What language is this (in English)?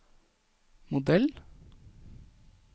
Norwegian